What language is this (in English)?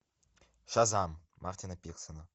Russian